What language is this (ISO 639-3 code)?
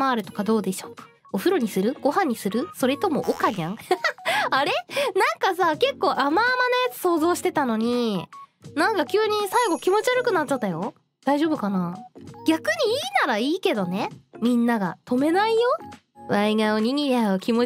jpn